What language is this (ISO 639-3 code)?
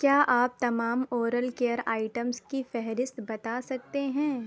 urd